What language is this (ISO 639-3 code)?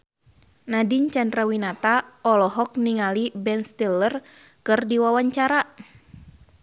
sun